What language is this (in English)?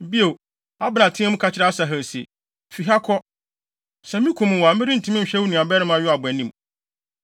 Akan